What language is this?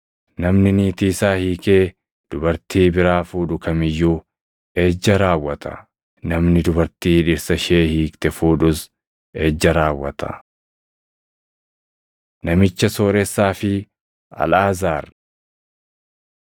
Oromo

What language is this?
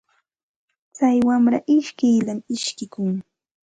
Santa Ana de Tusi Pasco Quechua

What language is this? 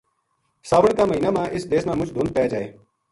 Gujari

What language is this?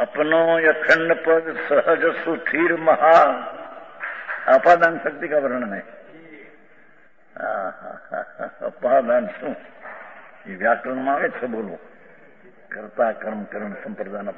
Romanian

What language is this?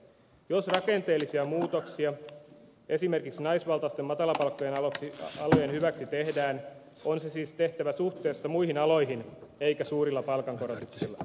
Finnish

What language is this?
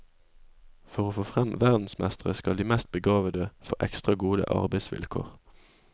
Norwegian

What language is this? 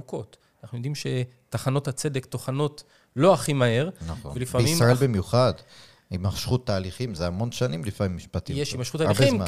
Hebrew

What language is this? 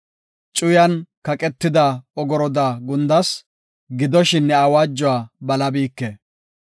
Gofa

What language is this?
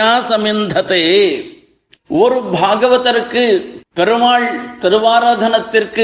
Tamil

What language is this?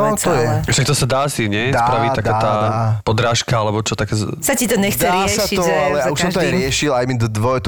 Slovak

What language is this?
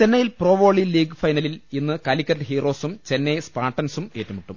Malayalam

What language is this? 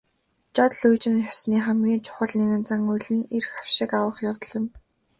Mongolian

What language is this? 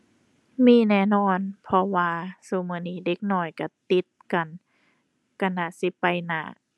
Thai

